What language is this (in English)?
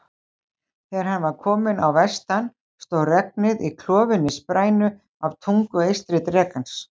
Icelandic